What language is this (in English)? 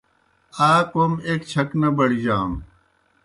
Kohistani Shina